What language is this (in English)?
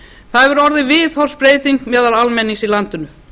Icelandic